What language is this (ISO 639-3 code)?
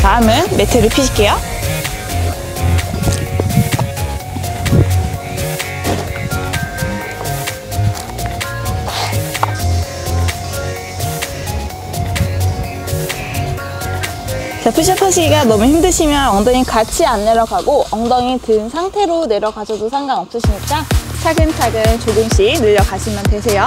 kor